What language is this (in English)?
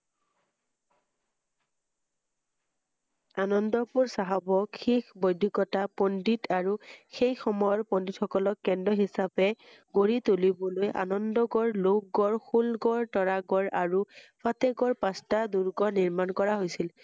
Assamese